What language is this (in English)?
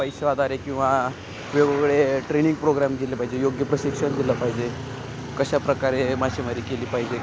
Marathi